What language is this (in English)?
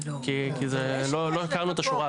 Hebrew